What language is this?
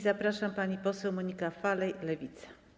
Polish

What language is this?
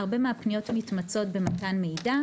Hebrew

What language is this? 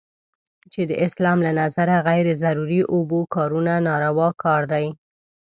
Pashto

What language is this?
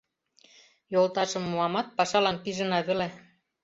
Mari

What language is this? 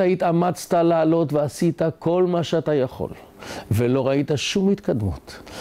Hebrew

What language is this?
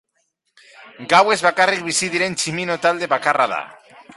Basque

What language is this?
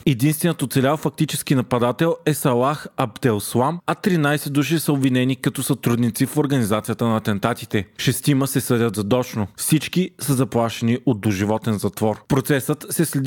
Bulgarian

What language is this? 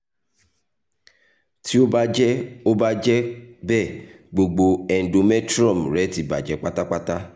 Yoruba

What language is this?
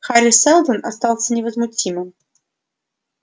Russian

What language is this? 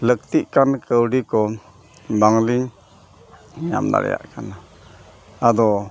Santali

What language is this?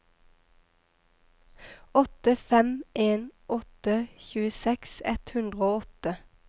Norwegian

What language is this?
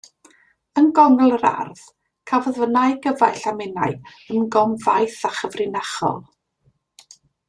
Welsh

